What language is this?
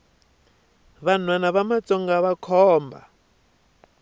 Tsonga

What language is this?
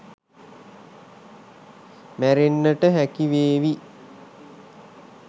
Sinhala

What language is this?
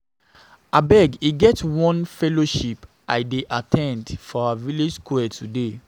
Nigerian Pidgin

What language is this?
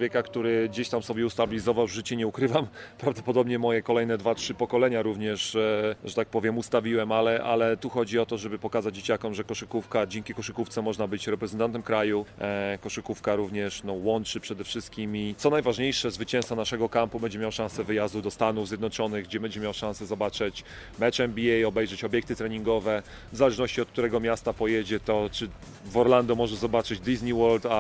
Polish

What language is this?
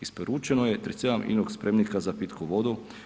Croatian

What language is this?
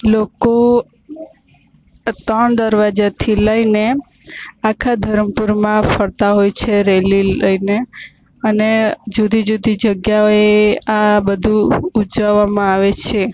Gujarati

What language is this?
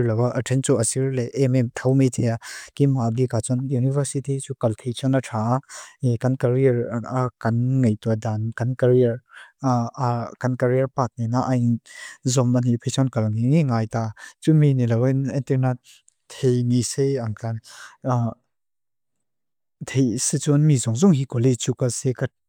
Mizo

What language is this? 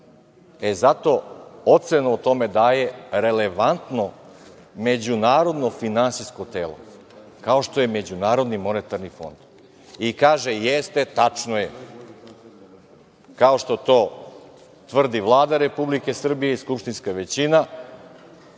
Serbian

